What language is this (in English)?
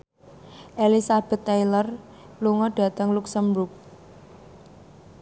Javanese